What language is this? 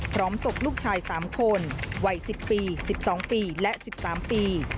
Thai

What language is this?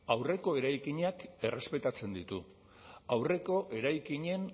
Basque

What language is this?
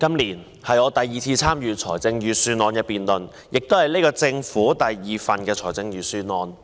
Cantonese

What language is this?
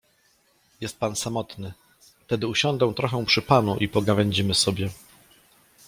Polish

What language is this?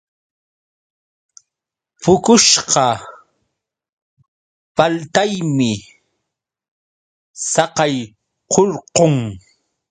Yauyos Quechua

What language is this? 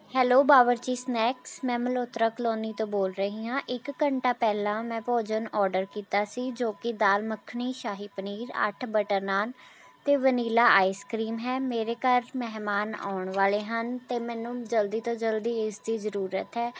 Punjabi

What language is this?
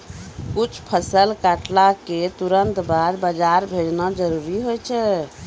Maithili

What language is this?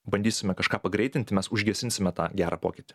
Lithuanian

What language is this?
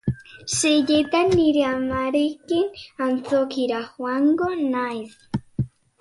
Basque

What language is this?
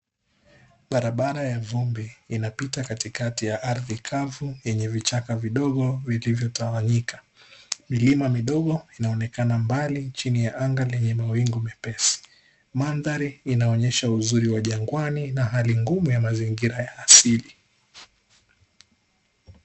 Swahili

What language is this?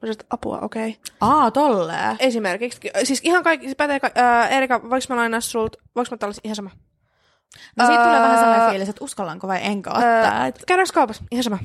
Finnish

